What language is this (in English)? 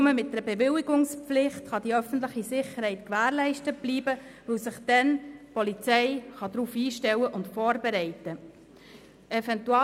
Swiss German